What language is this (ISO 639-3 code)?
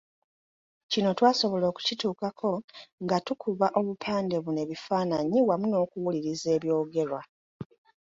lug